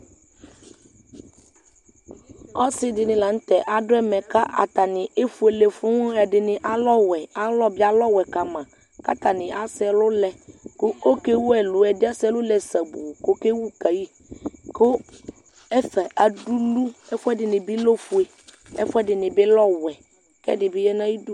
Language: Ikposo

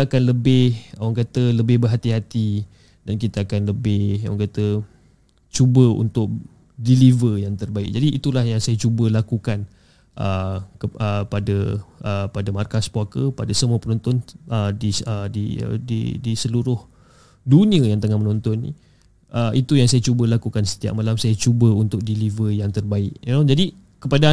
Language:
Malay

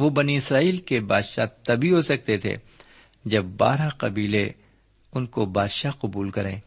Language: Urdu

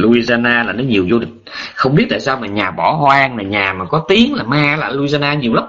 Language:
Vietnamese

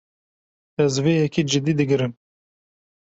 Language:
Kurdish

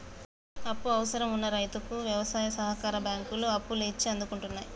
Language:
Telugu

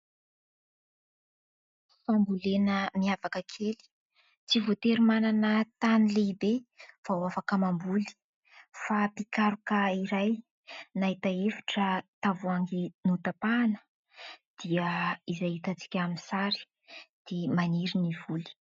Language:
Malagasy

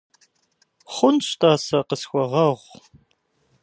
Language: Kabardian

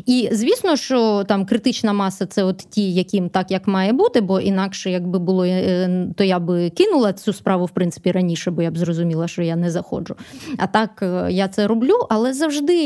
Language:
Ukrainian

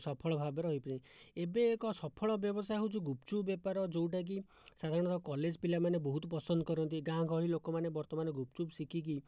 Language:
Odia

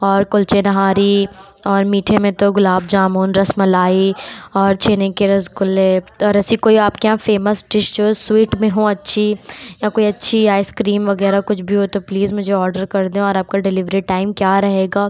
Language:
Urdu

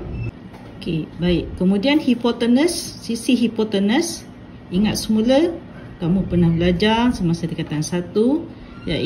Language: Malay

